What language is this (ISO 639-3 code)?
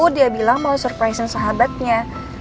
ind